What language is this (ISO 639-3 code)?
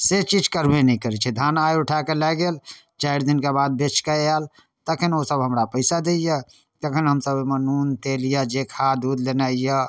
mai